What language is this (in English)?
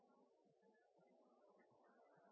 Norwegian Nynorsk